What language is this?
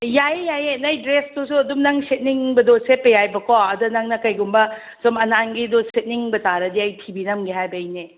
Manipuri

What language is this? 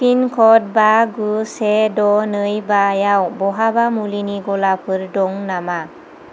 Bodo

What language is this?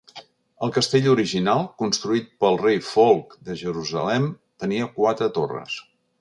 Catalan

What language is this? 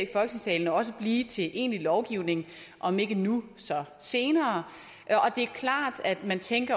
Danish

